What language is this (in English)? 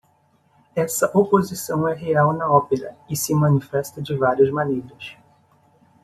Portuguese